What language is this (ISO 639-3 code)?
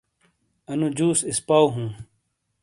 scl